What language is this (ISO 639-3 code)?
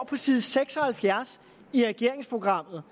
dan